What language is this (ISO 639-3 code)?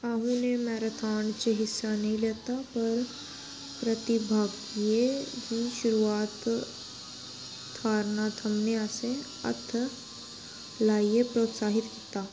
doi